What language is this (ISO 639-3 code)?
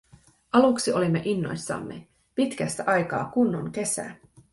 fin